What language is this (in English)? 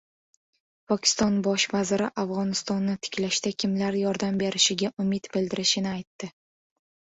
Uzbek